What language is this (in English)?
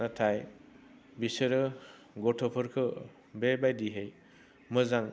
Bodo